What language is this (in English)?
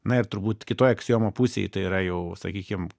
Lithuanian